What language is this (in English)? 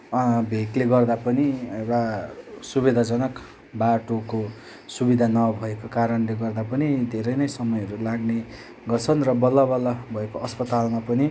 Nepali